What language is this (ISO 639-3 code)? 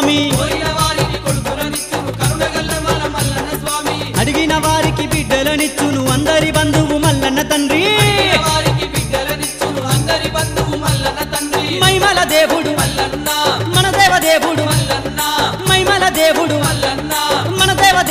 ara